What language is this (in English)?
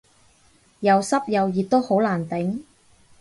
Cantonese